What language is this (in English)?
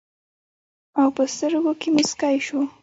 Pashto